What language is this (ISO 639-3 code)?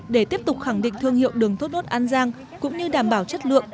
vie